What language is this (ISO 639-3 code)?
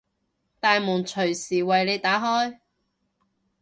yue